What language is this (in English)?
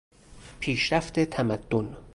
Persian